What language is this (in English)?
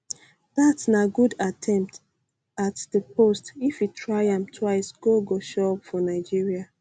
Nigerian Pidgin